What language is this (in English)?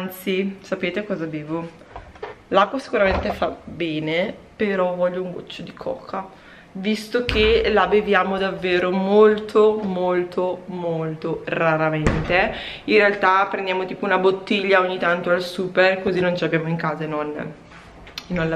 Italian